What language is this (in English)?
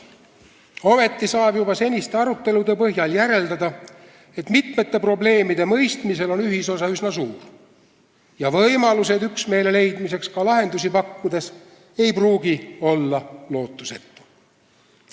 Estonian